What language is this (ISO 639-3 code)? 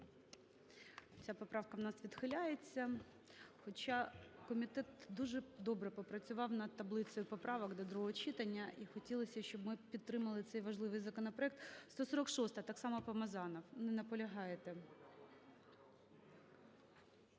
ukr